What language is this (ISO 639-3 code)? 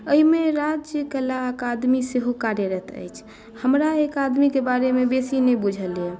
mai